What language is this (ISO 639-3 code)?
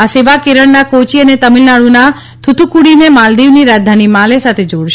guj